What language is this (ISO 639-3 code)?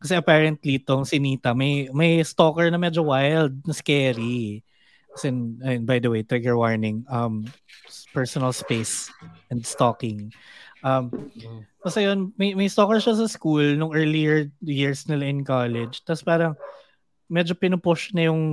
fil